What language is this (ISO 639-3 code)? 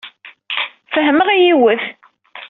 kab